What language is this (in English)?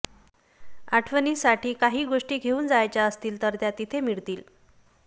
Marathi